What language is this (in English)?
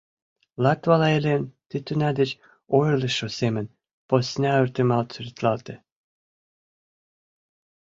Mari